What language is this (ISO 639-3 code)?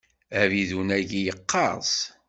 kab